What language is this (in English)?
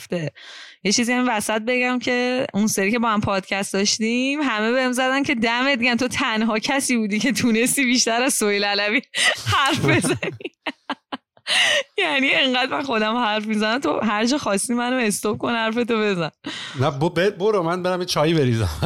Persian